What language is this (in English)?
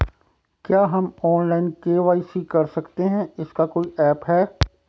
Hindi